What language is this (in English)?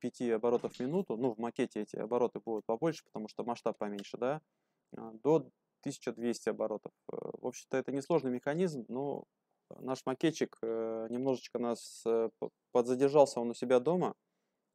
Russian